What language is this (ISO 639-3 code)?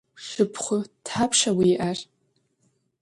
ady